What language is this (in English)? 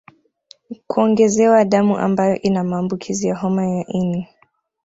Swahili